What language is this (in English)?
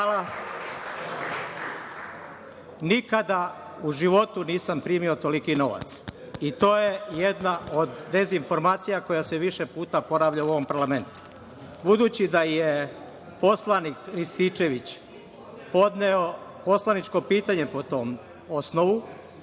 Serbian